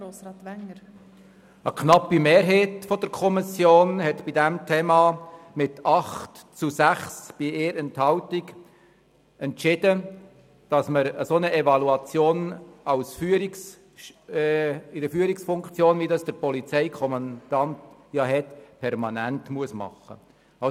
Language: Swiss German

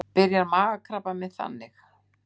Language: Icelandic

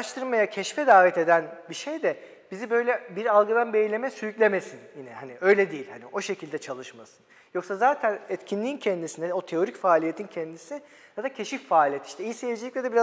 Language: Turkish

